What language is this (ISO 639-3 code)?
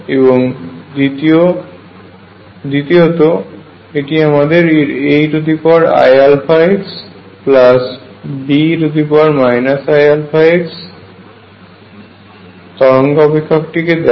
ben